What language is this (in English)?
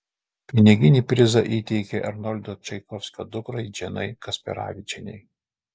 Lithuanian